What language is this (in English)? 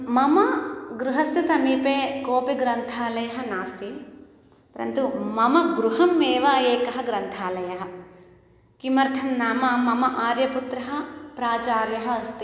Sanskrit